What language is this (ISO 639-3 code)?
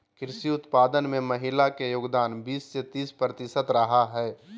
mag